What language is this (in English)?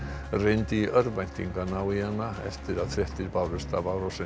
Icelandic